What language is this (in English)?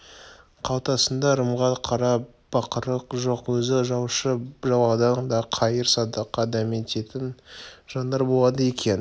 Kazakh